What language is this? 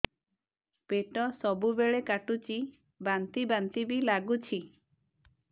Odia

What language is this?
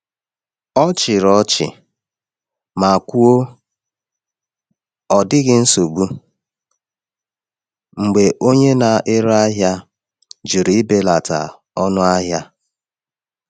Igbo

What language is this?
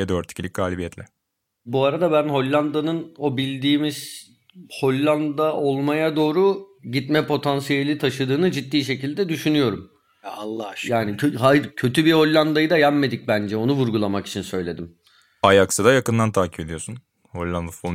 Turkish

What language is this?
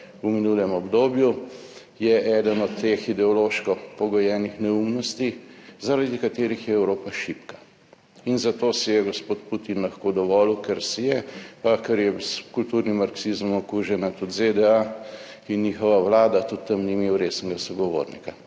Slovenian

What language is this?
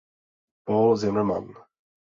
Czech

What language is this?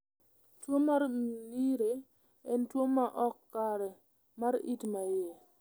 Luo (Kenya and Tanzania)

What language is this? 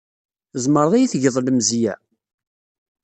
Kabyle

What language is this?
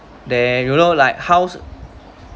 English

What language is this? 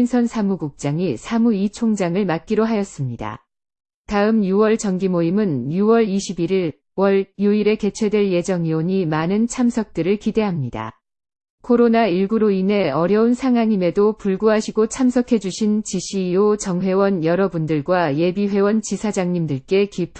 Korean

